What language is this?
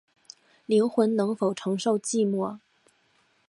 Chinese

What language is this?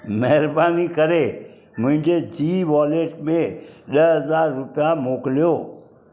Sindhi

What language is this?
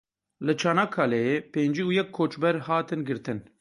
Kurdish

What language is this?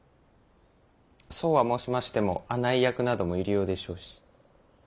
Japanese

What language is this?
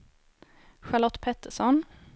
Swedish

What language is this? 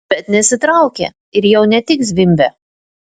Lithuanian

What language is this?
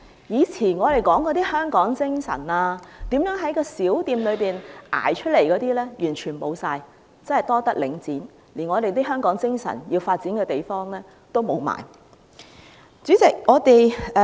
Cantonese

